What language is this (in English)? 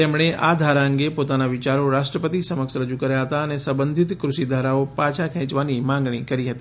Gujarati